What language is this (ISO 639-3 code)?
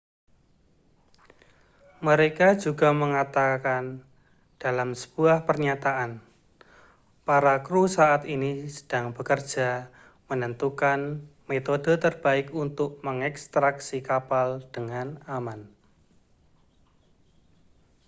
ind